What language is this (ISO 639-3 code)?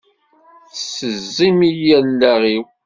kab